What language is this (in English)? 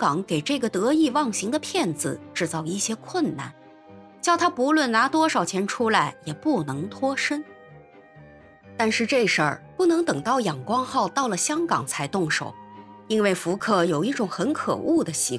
Chinese